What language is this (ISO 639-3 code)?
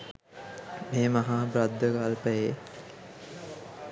sin